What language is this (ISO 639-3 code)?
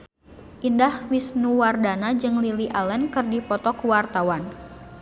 sun